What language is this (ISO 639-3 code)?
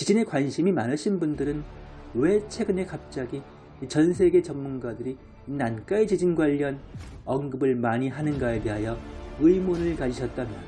kor